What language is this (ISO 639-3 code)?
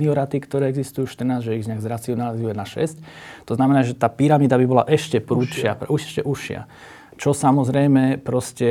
slk